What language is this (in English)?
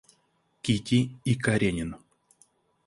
Russian